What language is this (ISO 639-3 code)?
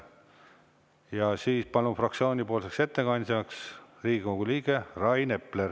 est